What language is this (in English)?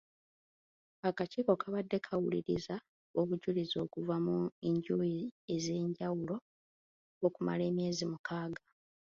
Ganda